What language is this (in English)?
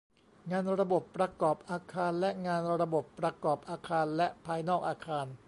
Thai